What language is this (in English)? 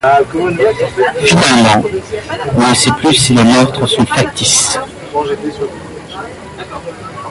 French